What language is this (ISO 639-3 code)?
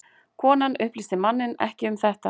isl